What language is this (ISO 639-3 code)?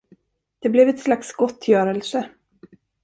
swe